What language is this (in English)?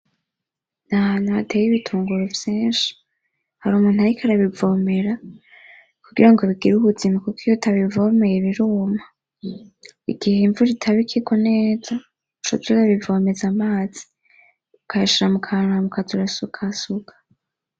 Rundi